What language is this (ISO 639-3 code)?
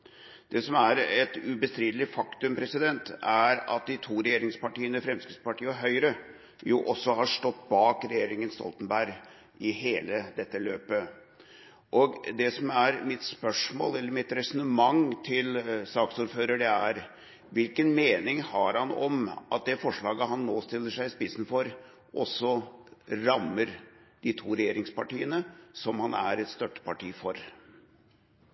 nno